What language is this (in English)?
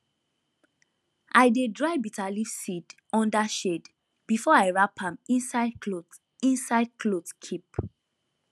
Nigerian Pidgin